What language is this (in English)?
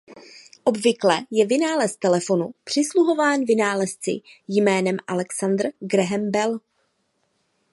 Czech